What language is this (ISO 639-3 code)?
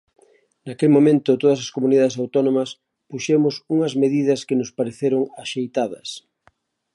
glg